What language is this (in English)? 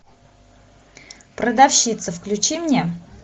Russian